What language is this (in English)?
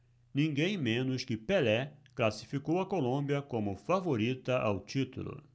Portuguese